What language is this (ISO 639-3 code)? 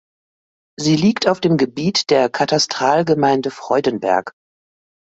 deu